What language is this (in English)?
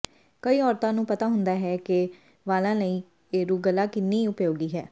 Punjabi